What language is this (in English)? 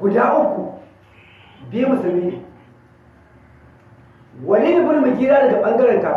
Hausa